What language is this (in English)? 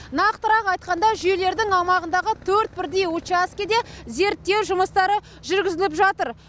Kazakh